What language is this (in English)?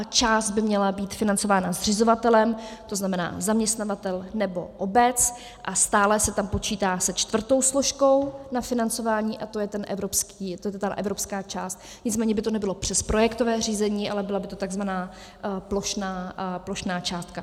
Czech